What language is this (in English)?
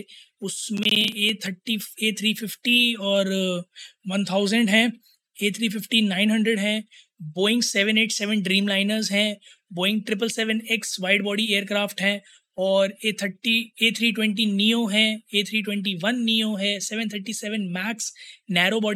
Hindi